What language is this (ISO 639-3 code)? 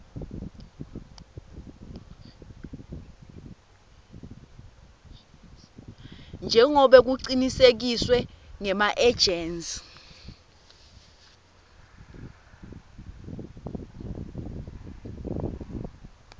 ssw